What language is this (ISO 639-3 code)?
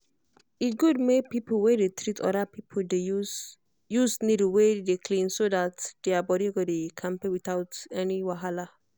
pcm